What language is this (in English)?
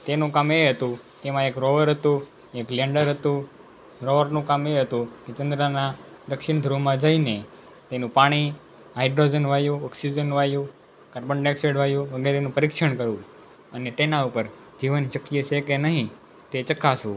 Gujarati